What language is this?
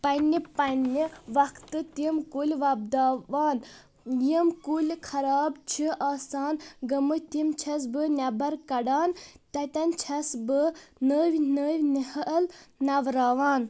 Kashmiri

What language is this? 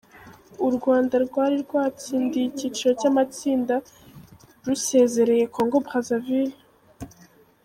Kinyarwanda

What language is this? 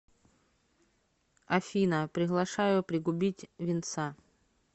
Russian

